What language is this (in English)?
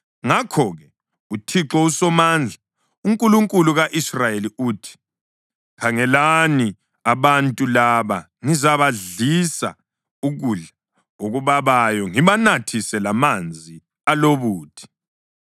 North Ndebele